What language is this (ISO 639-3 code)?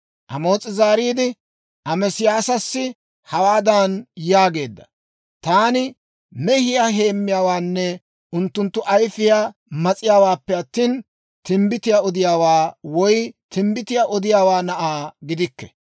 dwr